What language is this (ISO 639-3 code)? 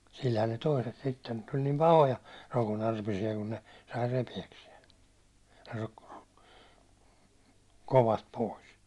fin